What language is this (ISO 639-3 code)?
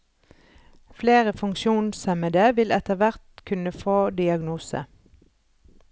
nor